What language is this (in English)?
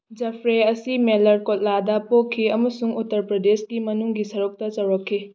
Manipuri